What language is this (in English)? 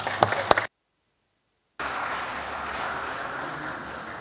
Serbian